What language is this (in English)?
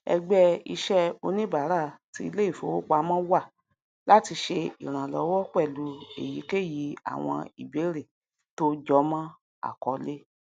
Yoruba